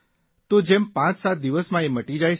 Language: Gujarati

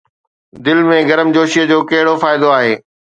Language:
Sindhi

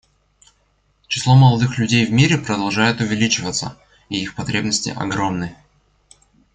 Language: Russian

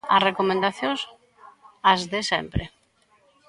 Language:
Galician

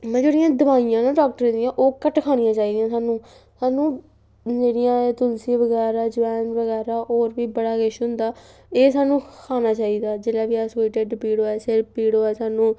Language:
Dogri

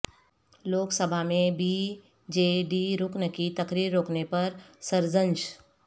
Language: Urdu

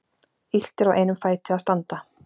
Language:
Icelandic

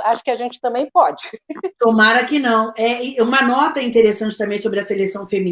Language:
Portuguese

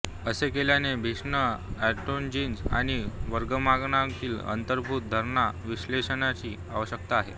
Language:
Marathi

